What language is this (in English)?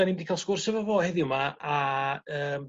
Welsh